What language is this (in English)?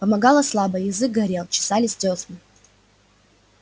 Russian